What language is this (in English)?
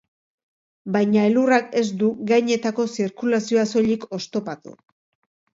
Basque